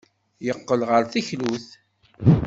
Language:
Kabyle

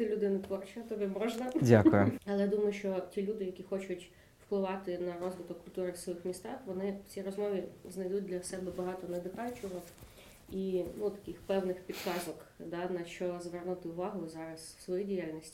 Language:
Ukrainian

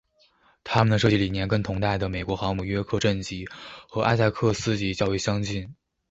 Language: Chinese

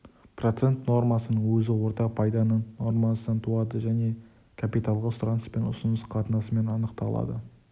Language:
Kazakh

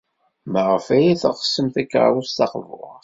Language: Kabyle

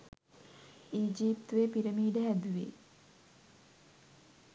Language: Sinhala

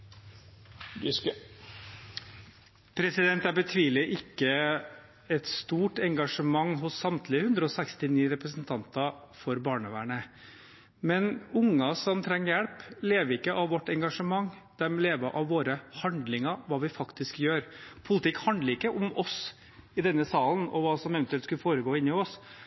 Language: Norwegian Bokmål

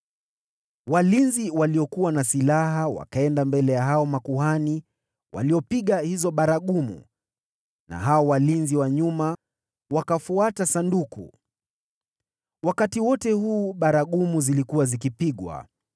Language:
Swahili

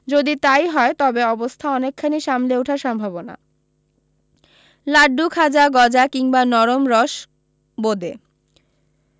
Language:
Bangla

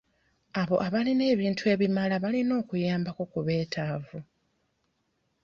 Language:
Ganda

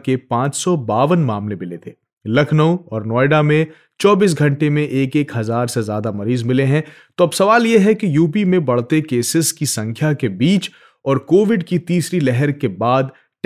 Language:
Hindi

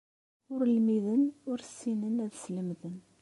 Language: Kabyle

